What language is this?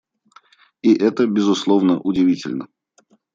Russian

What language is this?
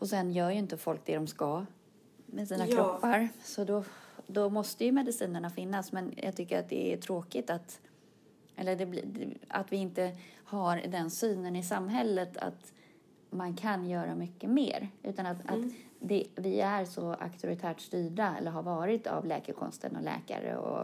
Swedish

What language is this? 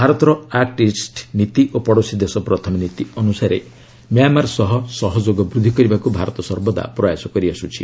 Odia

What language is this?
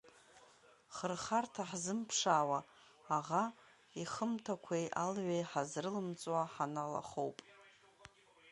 Abkhazian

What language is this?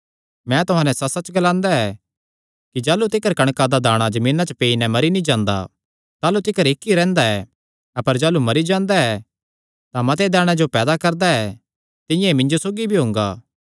Kangri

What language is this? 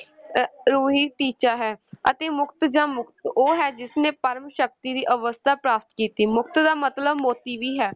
Punjabi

